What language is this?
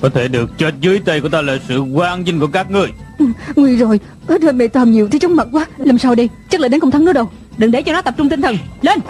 Vietnamese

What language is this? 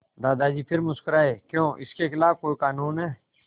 Hindi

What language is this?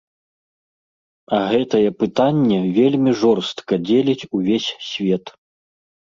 Belarusian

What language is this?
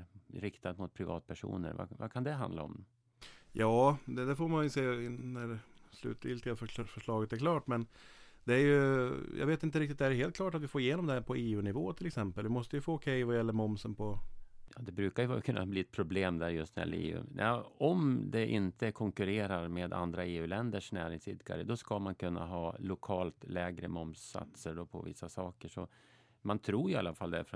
Swedish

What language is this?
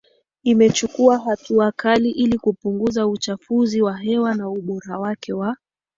Swahili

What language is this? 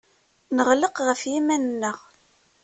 Kabyle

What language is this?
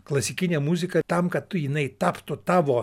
Lithuanian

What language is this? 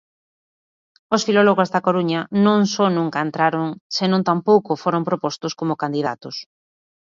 Galician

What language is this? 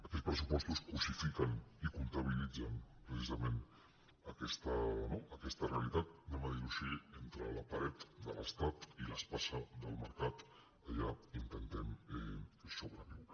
Catalan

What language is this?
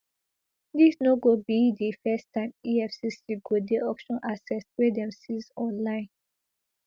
Nigerian Pidgin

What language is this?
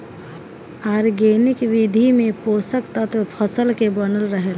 Bhojpuri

